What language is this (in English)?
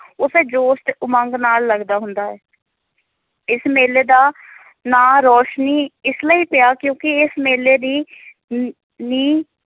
Punjabi